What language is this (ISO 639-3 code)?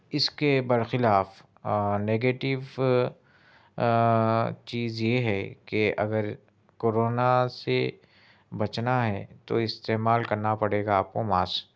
urd